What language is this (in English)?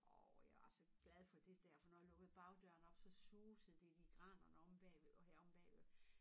Danish